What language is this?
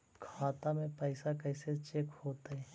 Magahi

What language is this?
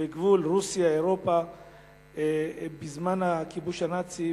Hebrew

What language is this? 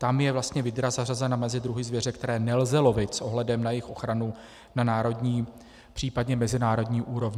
Czech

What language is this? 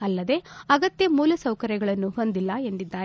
Kannada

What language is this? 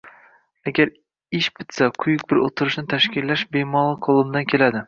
Uzbek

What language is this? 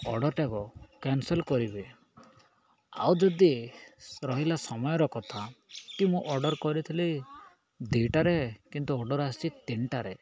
Odia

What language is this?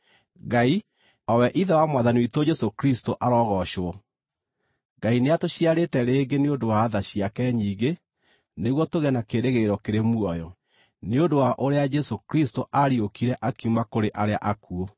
Kikuyu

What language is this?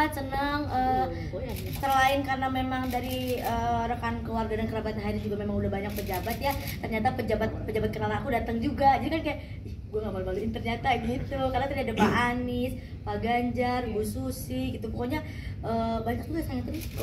Indonesian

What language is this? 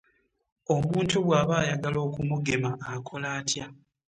Ganda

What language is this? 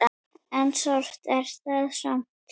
Icelandic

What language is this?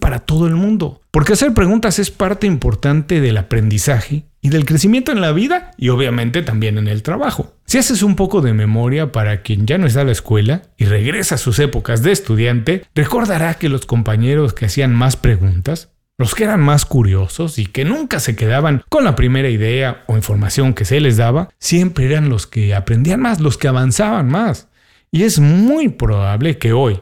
Spanish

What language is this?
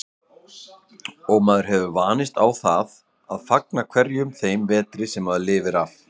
Icelandic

